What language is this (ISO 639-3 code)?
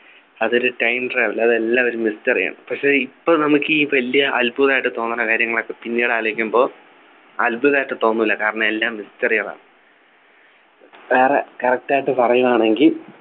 mal